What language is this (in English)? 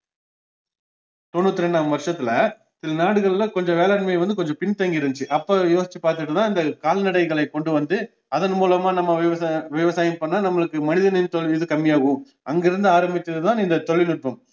Tamil